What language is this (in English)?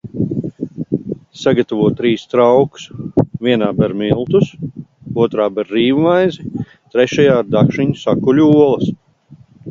Latvian